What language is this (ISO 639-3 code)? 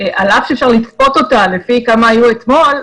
heb